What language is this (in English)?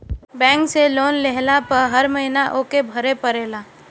Bhojpuri